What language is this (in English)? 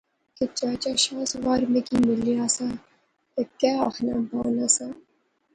Pahari-Potwari